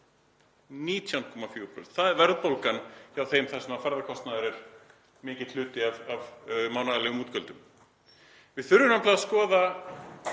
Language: Icelandic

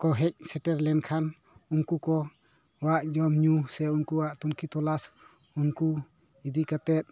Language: Santali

